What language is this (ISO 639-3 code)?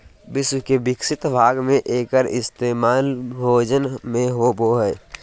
mag